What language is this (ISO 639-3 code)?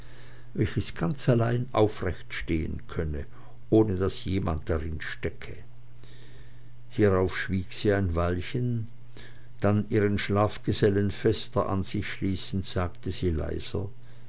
deu